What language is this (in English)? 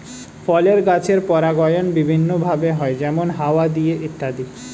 Bangla